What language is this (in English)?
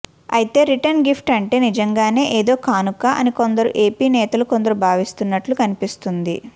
Telugu